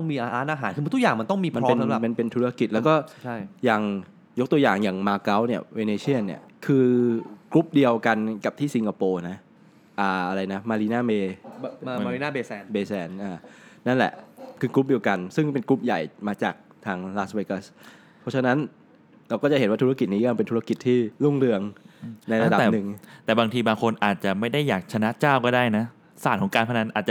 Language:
Thai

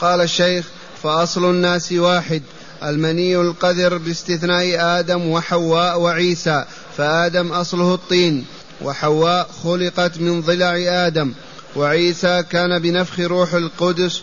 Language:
Arabic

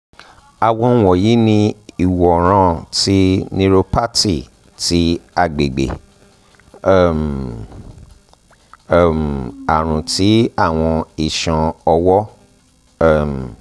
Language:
Yoruba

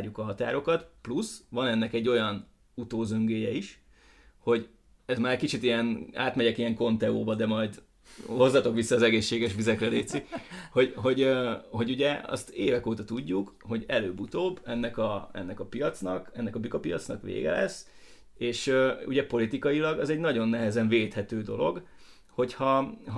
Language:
Hungarian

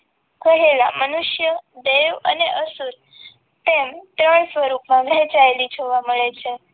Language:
Gujarati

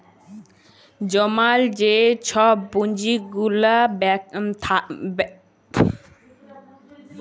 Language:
Bangla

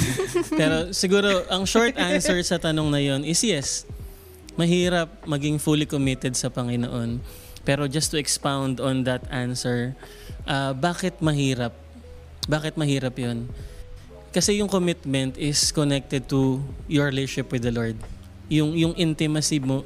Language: Filipino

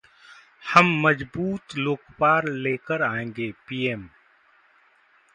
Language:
Hindi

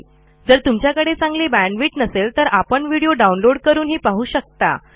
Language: Marathi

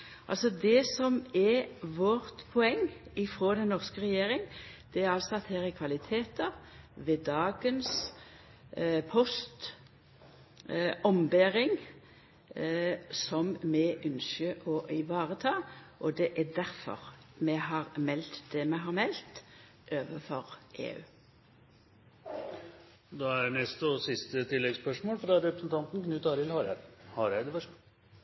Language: Norwegian Nynorsk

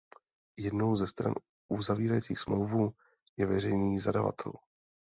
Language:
Czech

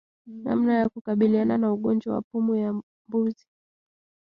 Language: Swahili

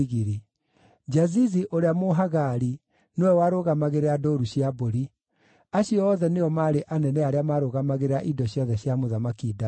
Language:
Kikuyu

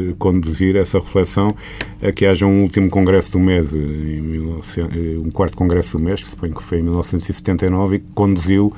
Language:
Portuguese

